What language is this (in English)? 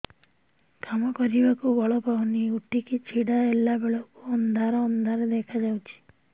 Odia